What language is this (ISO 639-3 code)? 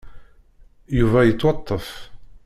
kab